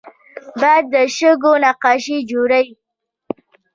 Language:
Pashto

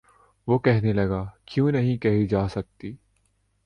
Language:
Urdu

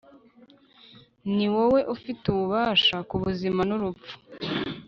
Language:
Kinyarwanda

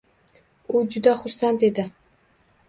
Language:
Uzbek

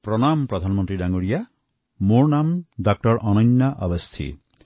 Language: Assamese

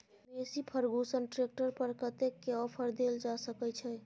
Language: Maithili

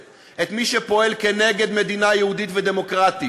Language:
Hebrew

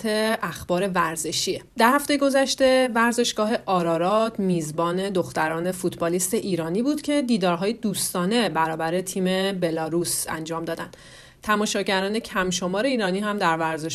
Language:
Persian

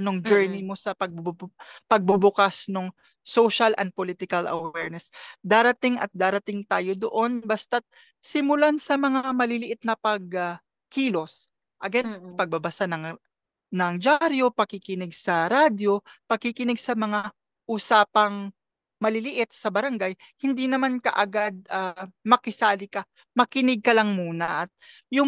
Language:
Filipino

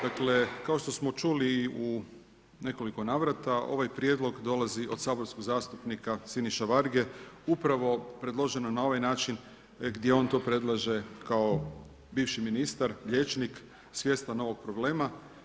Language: Croatian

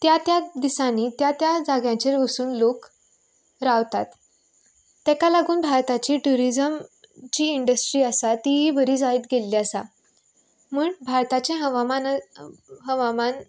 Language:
Konkani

